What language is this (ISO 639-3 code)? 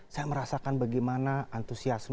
ind